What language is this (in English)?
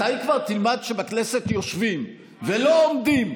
Hebrew